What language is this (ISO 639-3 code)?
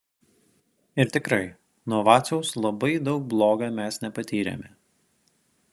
lit